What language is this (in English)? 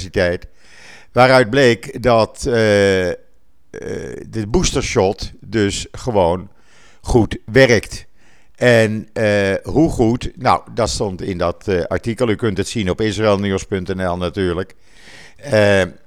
Dutch